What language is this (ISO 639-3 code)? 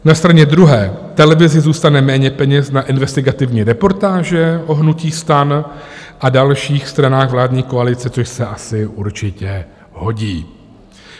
ces